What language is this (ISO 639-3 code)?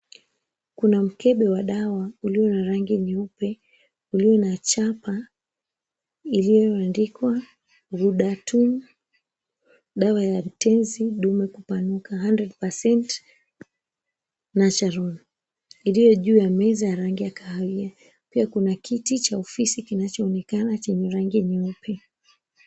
swa